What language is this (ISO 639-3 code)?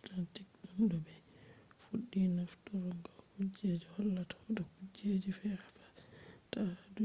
ful